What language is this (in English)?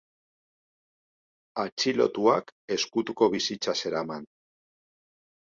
Basque